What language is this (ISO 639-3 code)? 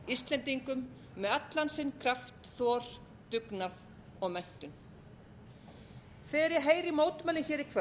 isl